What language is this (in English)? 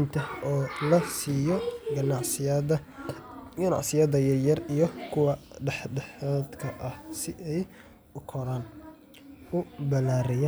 Somali